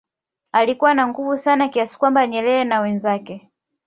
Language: Swahili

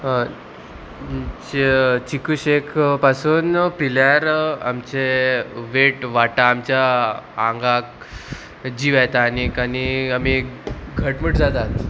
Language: Konkani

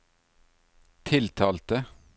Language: Norwegian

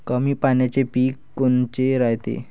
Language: Marathi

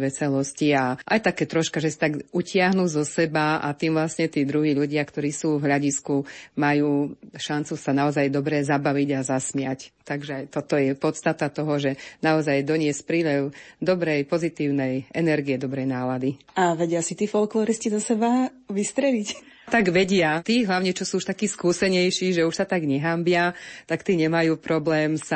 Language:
Slovak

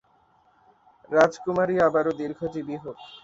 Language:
Bangla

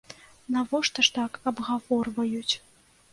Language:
Belarusian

